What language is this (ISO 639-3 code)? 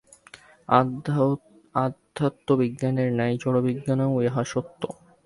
ben